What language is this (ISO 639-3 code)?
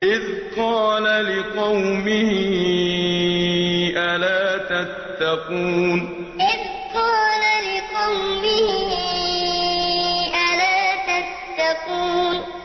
ara